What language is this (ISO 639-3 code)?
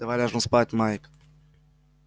rus